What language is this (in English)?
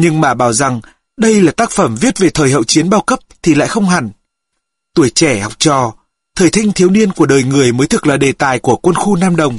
Vietnamese